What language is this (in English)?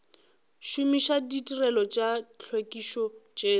Northern Sotho